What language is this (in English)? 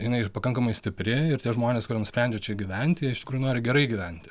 Lithuanian